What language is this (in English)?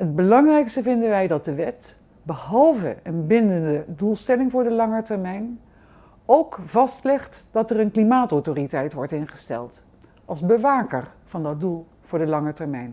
Dutch